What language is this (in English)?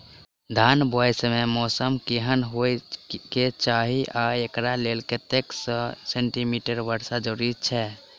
Maithili